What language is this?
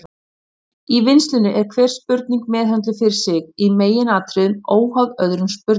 Icelandic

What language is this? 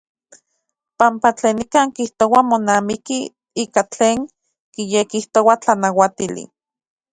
Central Puebla Nahuatl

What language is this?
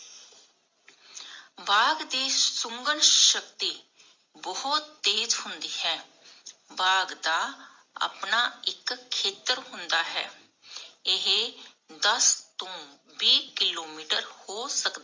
Punjabi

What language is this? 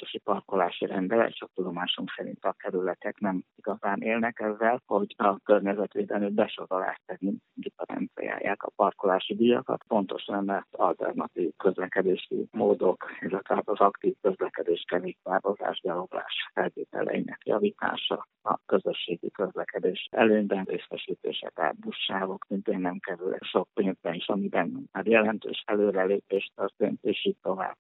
Hungarian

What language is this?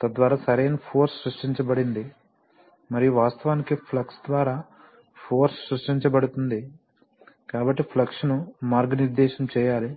Telugu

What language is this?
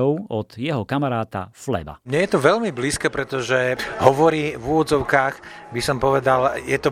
Slovak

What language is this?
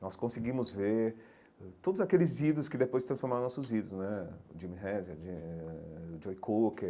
Portuguese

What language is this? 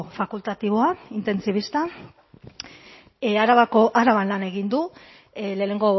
Basque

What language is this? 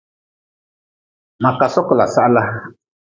Nawdm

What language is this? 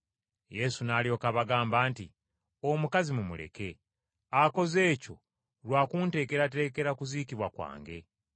Ganda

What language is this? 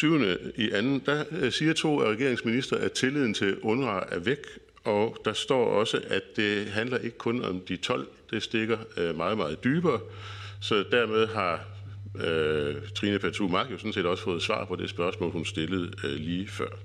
Danish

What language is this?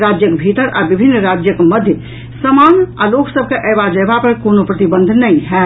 Maithili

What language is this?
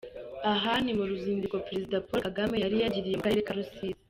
Kinyarwanda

